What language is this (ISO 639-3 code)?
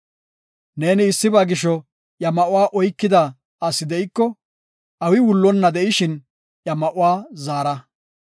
gof